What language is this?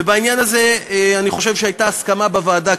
Hebrew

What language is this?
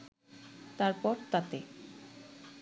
Bangla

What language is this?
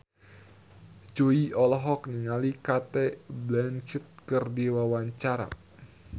Sundanese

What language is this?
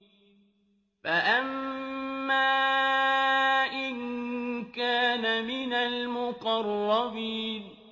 Arabic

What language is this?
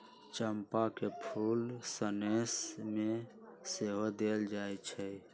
Magahi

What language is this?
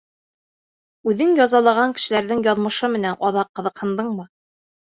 Bashkir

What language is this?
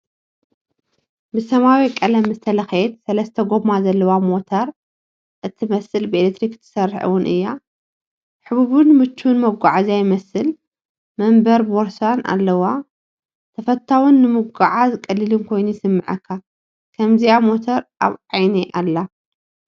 Tigrinya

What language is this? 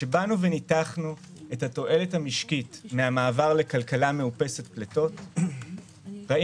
Hebrew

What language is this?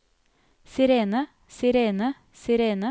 Norwegian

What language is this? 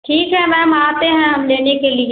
Hindi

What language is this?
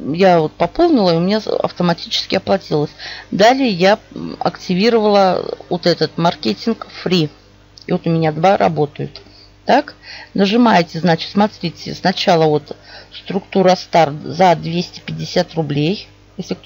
Russian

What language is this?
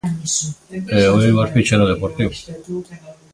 Galician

